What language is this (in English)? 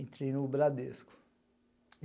Portuguese